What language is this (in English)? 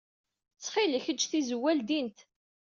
Kabyle